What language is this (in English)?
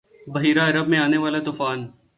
Urdu